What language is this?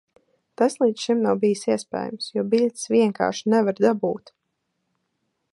Latvian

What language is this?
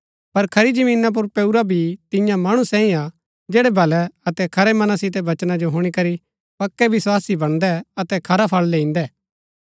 Gaddi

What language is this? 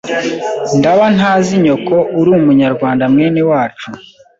Kinyarwanda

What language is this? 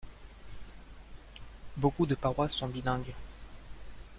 French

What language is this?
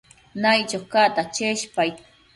Matsés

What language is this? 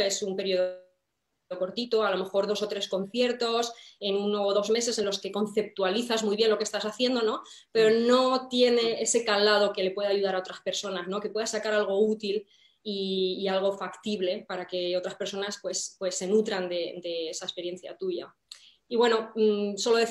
Spanish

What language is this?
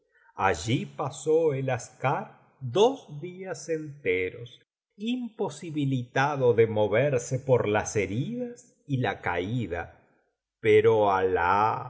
Spanish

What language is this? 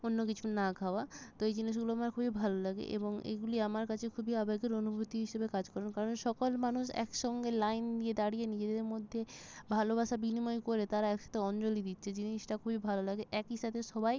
Bangla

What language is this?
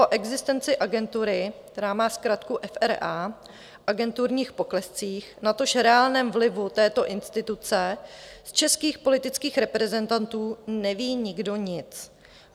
Czech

